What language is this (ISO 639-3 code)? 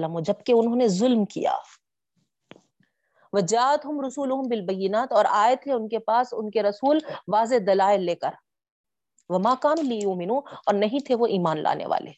urd